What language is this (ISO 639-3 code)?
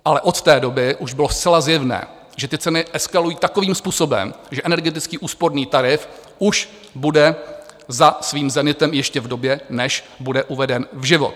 ces